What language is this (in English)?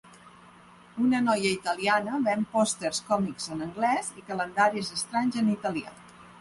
Catalan